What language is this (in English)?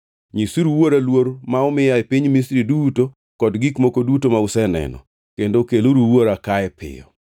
Luo (Kenya and Tanzania)